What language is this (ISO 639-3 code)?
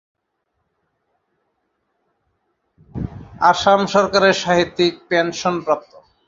ben